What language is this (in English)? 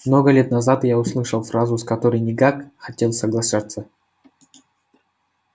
Russian